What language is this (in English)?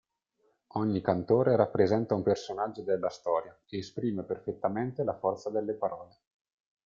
Italian